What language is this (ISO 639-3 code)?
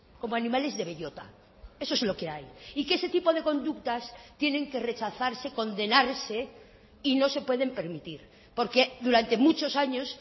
spa